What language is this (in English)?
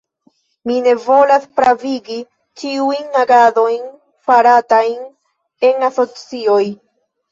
Esperanto